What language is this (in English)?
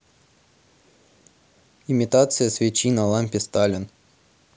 Russian